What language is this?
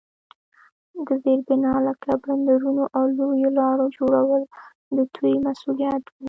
Pashto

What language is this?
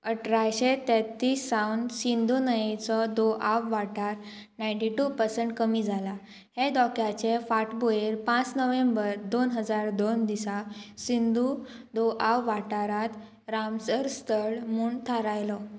Konkani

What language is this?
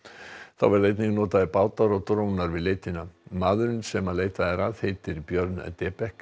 Icelandic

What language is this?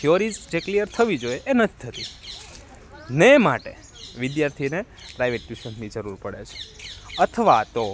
Gujarati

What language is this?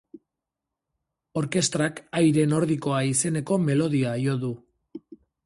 Basque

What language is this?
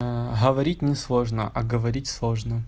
Russian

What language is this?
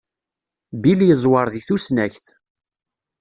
Kabyle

